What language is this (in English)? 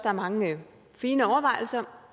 Danish